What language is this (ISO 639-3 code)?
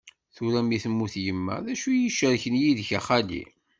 kab